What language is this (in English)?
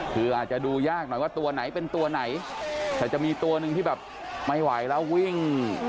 Thai